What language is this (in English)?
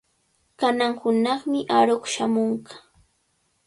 Cajatambo North Lima Quechua